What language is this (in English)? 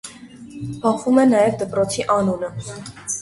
Armenian